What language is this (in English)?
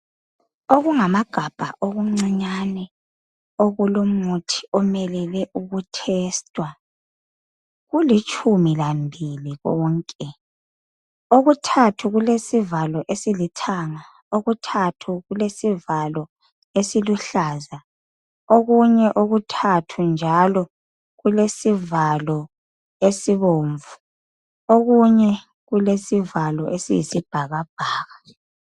North Ndebele